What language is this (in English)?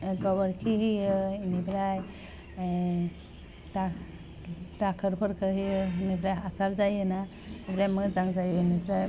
Bodo